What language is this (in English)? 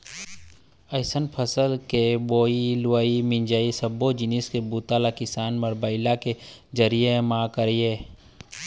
Chhattisgarhi